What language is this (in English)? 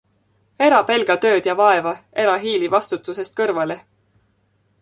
Estonian